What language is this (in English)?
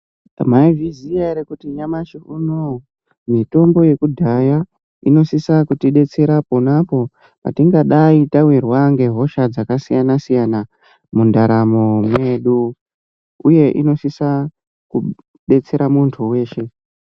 Ndau